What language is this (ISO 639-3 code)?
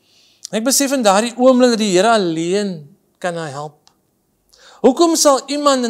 nld